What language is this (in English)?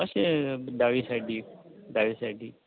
Konkani